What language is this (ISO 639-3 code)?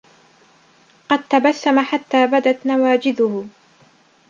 ara